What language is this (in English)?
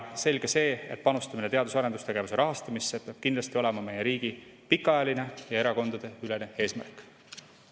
Estonian